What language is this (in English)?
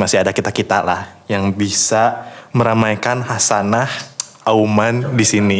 Indonesian